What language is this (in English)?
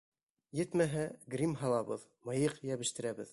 Bashkir